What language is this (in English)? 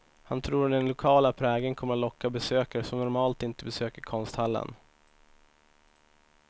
Swedish